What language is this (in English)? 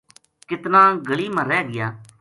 Gujari